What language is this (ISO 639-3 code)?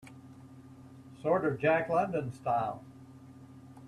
eng